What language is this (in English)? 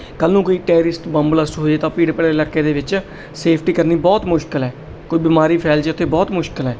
Punjabi